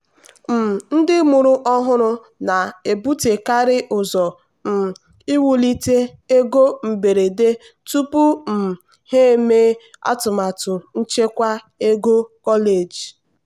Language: Igbo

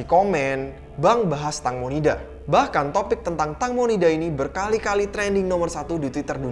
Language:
Indonesian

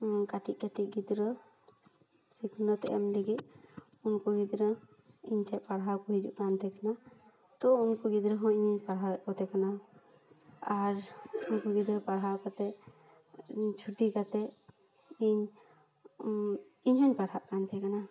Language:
Santali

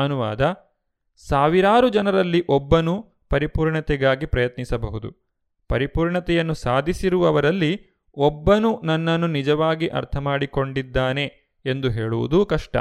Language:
Kannada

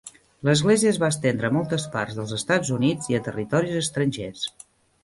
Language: Catalan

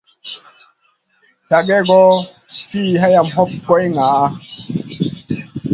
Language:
Masana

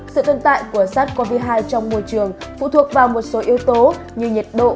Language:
Vietnamese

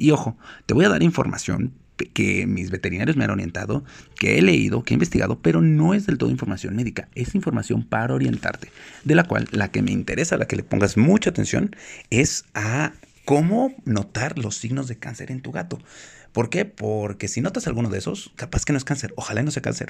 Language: Spanish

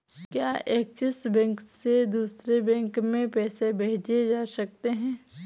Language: Hindi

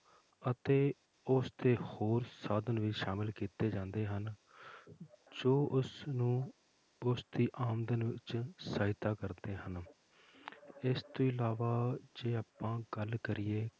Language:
Punjabi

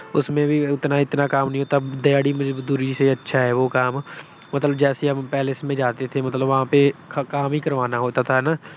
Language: Punjabi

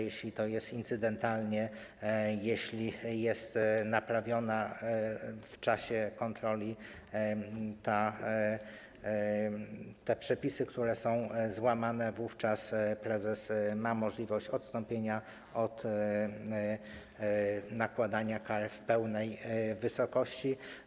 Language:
Polish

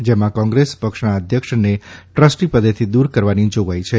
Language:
Gujarati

